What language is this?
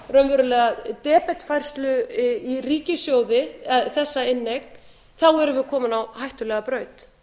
Icelandic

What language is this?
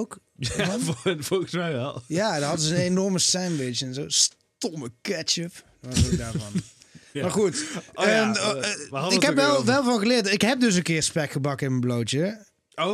Dutch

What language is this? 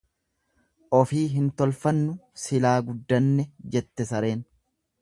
Oromo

